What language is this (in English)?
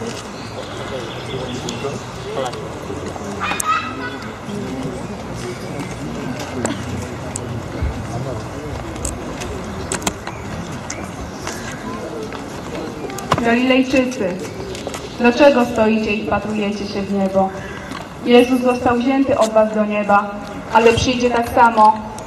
Polish